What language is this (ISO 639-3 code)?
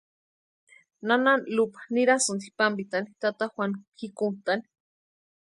pua